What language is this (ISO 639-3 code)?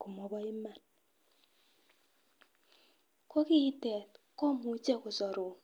kln